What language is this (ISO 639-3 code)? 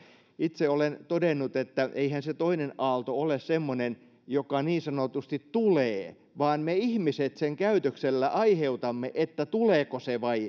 fin